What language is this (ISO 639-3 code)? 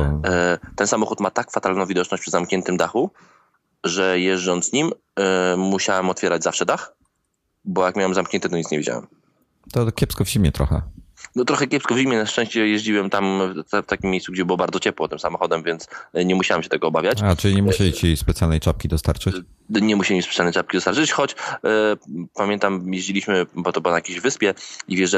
pol